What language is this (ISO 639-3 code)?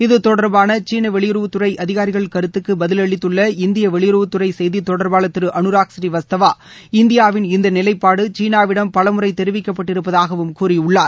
tam